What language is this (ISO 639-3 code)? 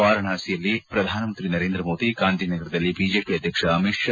kan